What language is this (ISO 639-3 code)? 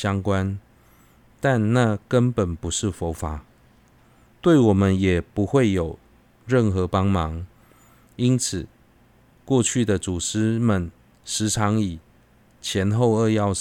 zho